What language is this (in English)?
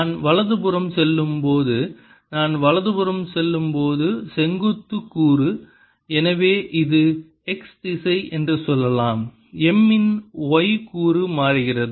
Tamil